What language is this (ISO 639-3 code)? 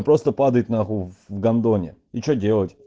rus